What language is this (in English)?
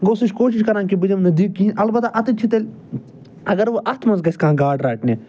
Kashmiri